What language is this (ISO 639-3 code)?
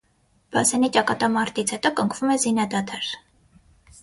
hye